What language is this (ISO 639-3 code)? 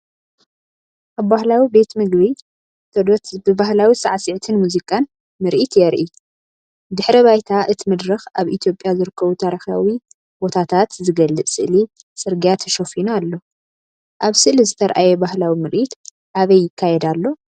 tir